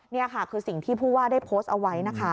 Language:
Thai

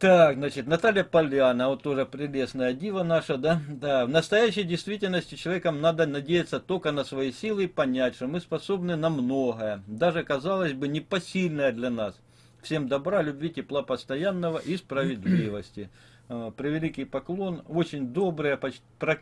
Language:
Russian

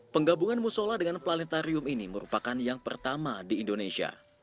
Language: Indonesian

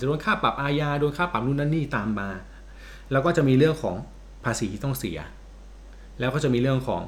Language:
Thai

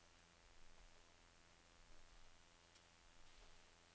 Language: Norwegian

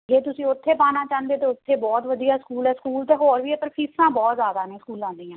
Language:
Punjabi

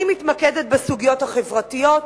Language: Hebrew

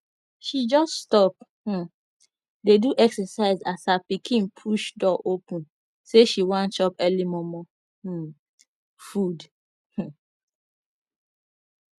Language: Nigerian Pidgin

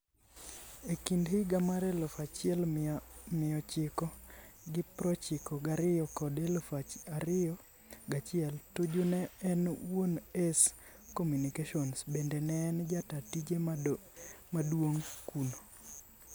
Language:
Luo (Kenya and Tanzania)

